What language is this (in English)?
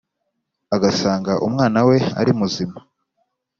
Kinyarwanda